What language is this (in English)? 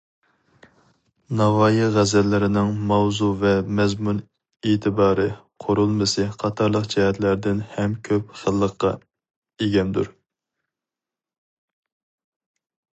Uyghur